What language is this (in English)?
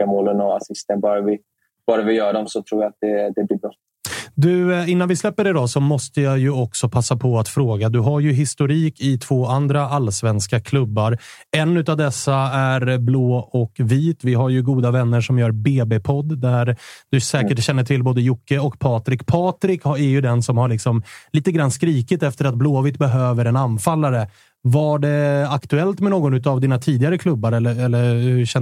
Swedish